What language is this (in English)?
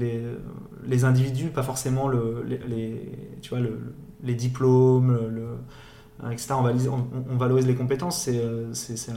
French